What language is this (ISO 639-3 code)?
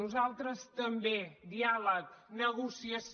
cat